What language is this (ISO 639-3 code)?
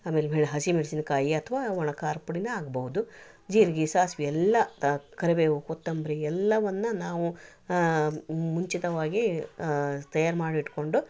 kan